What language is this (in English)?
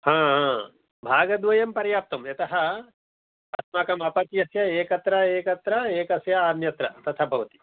Sanskrit